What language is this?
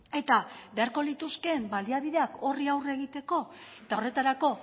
Basque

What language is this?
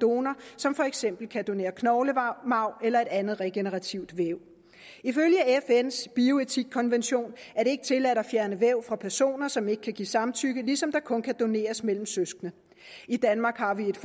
Danish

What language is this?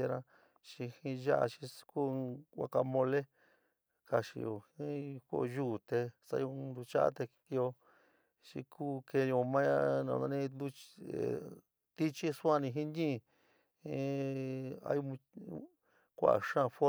San Miguel El Grande Mixtec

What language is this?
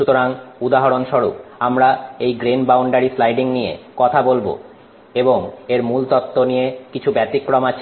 Bangla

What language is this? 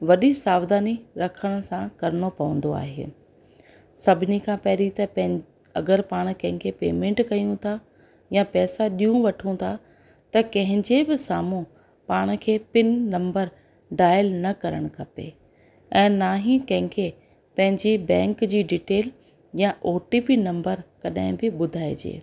Sindhi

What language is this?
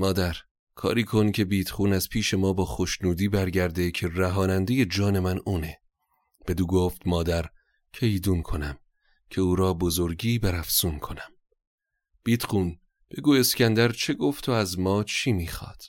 Persian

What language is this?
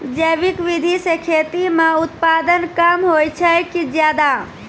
Maithili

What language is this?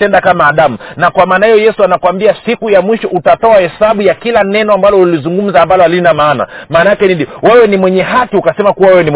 Swahili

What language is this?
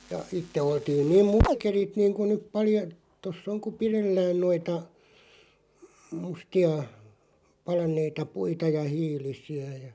Finnish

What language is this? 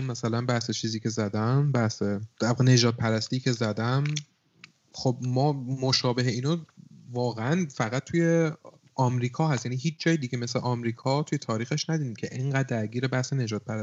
Persian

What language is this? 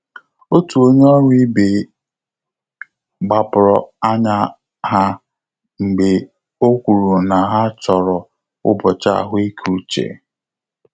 Igbo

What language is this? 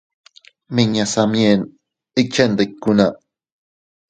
Teutila Cuicatec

